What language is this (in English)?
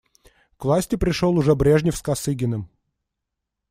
Russian